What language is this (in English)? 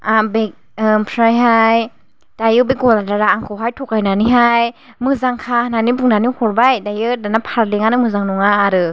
Bodo